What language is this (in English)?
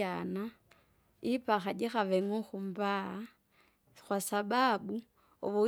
Kinga